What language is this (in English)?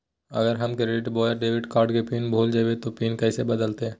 Magahi